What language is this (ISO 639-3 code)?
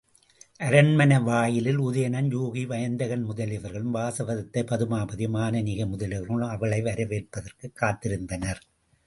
tam